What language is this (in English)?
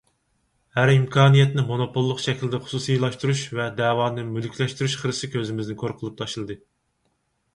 Uyghur